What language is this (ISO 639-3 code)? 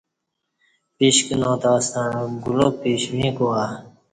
bsh